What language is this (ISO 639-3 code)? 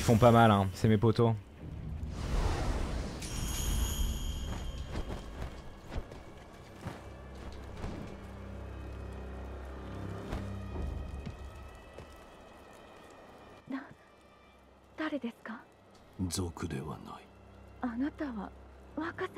fra